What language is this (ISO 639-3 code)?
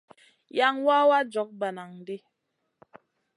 mcn